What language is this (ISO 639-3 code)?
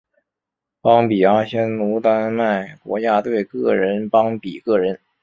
zho